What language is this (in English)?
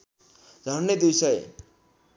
Nepali